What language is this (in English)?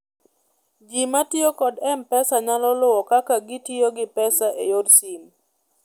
Luo (Kenya and Tanzania)